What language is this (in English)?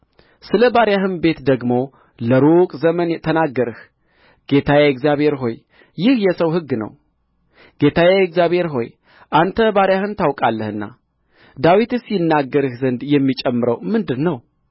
Amharic